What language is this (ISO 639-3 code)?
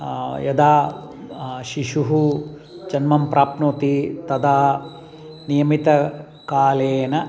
san